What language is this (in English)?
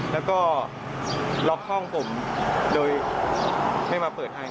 Thai